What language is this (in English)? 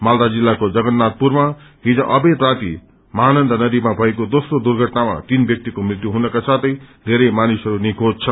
Nepali